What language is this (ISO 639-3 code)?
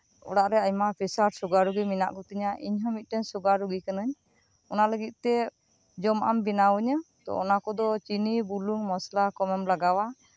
sat